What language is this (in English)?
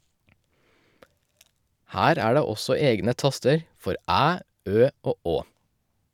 Norwegian